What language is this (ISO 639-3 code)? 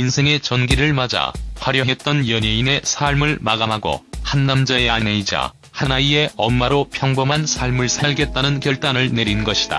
kor